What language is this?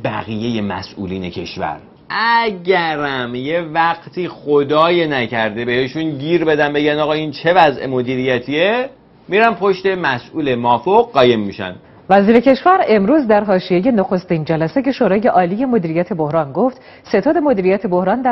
Persian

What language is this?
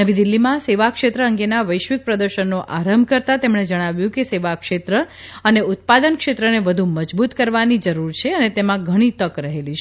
Gujarati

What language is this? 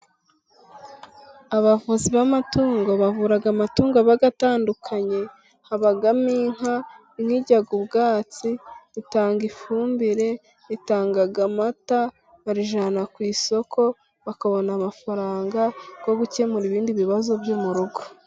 Kinyarwanda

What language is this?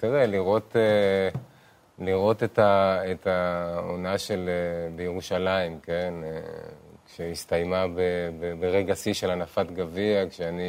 Hebrew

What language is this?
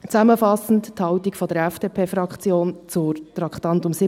Swiss German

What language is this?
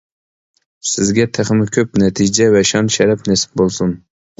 Uyghur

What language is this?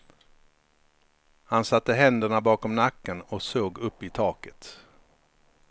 Swedish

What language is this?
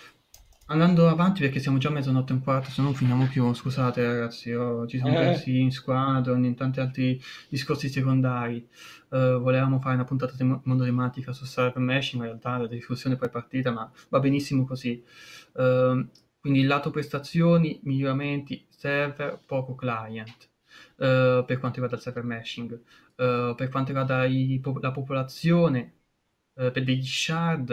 Italian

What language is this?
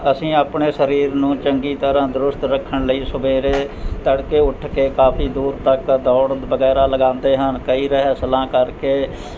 Punjabi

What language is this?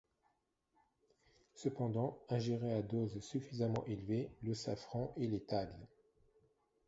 French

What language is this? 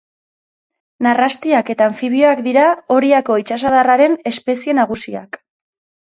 Basque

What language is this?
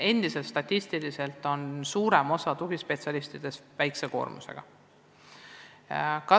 Estonian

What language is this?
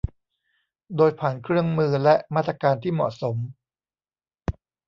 Thai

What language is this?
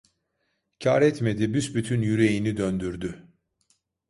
Turkish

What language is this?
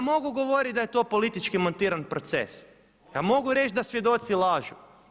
Croatian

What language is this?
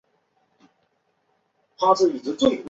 Chinese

